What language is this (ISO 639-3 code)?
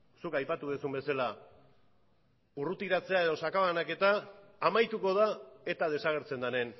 eus